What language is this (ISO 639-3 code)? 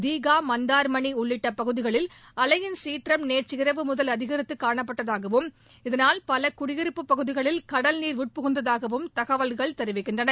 tam